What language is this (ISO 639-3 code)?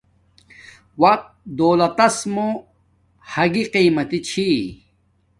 dmk